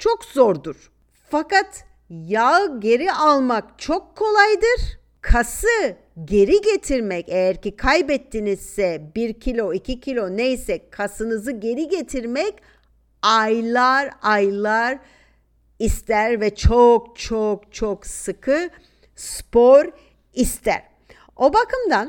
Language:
Turkish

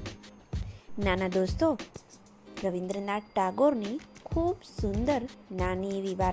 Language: Gujarati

